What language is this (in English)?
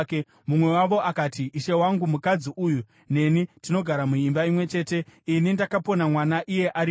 Shona